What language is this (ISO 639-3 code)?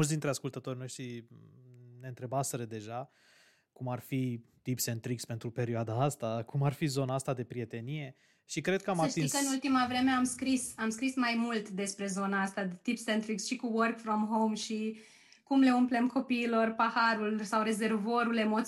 ron